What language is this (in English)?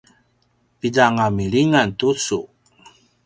Paiwan